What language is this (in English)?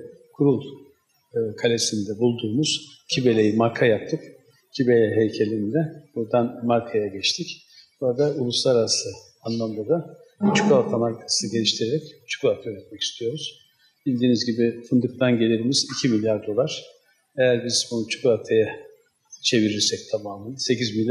Turkish